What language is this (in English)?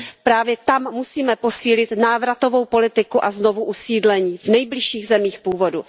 Czech